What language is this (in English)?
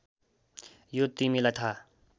Nepali